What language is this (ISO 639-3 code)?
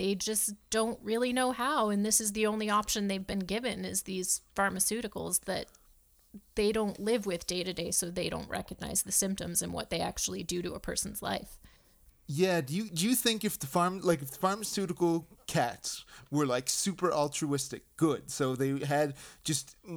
eng